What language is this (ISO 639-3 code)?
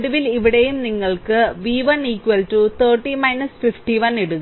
mal